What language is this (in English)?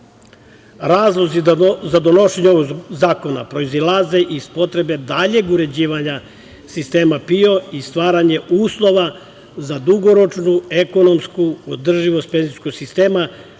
Serbian